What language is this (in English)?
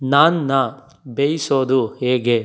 Kannada